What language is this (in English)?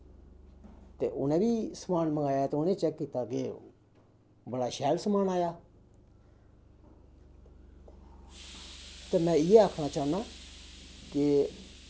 Dogri